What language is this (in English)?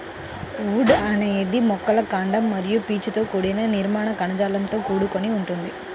Telugu